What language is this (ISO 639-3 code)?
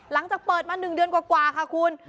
tha